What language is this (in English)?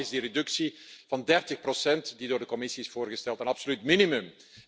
Dutch